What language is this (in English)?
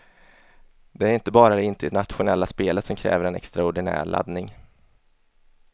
Swedish